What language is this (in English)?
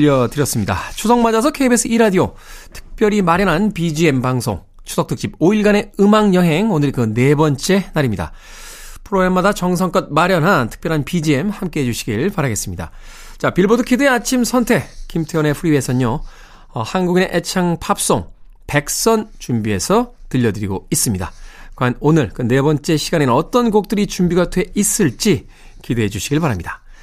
Korean